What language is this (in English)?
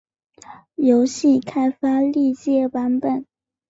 Chinese